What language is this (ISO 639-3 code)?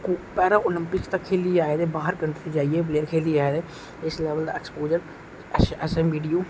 doi